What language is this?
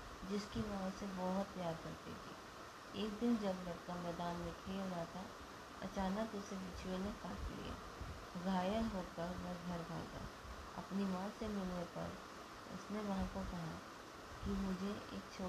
Hindi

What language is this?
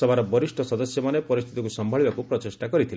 Odia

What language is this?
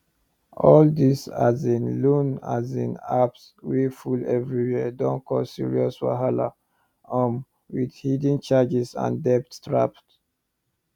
Nigerian Pidgin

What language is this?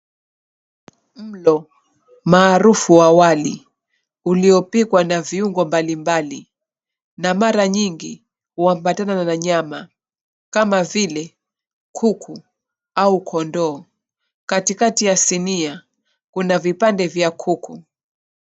Swahili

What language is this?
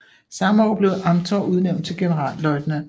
Danish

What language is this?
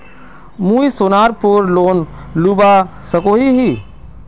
Magahi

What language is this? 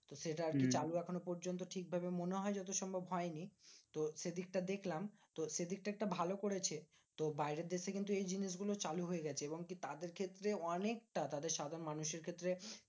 Bangla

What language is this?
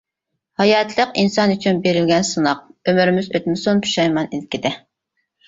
Uyghur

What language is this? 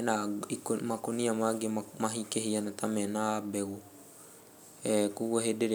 Kikuyu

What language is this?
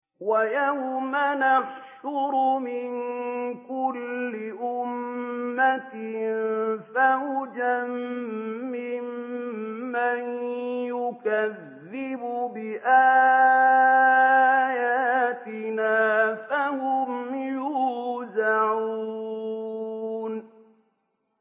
Arabic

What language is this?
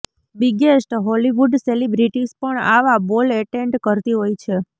Gujarati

